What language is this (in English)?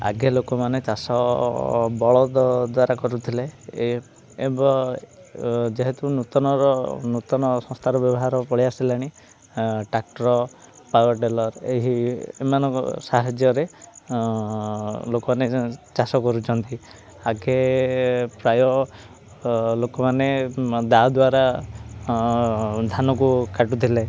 Odia